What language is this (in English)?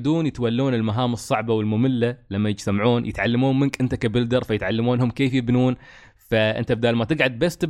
Arabic